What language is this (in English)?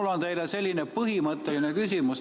Estonian